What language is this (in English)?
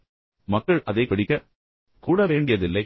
Tamil